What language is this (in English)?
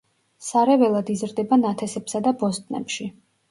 Georgian